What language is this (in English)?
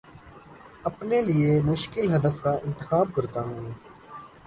Urdu